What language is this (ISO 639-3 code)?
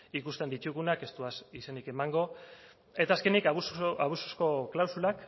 eus